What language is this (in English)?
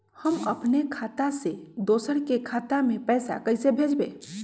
Magahi